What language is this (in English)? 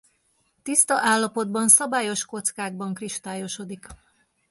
Hungarian